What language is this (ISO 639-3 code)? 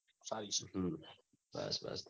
guj